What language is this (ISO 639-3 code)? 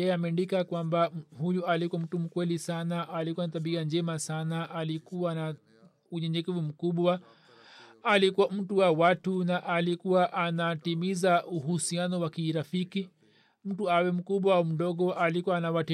swa